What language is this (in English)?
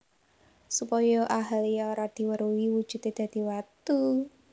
Javanese